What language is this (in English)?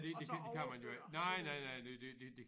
Danish